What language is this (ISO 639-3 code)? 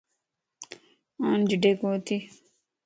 lss